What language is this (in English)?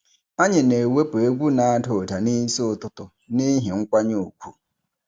Igbo